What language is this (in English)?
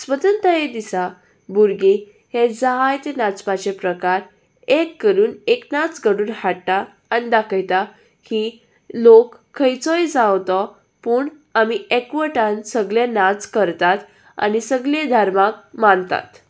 Konkani